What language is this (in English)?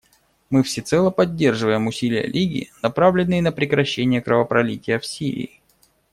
Russian